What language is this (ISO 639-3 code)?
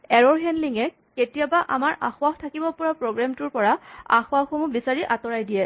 asm